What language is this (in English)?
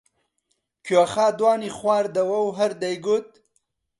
Central Kurdish